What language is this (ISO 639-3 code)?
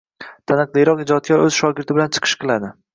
uzb